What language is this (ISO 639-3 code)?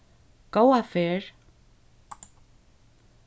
fao